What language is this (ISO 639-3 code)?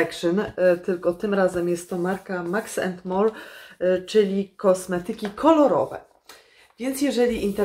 pol